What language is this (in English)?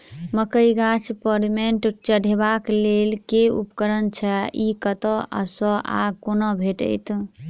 Maithili